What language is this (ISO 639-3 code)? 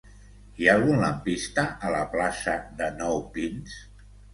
cat